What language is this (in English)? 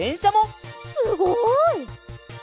Japanese